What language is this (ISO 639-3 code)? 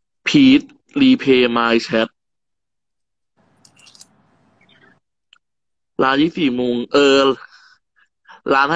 tha